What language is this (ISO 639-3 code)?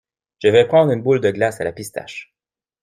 fra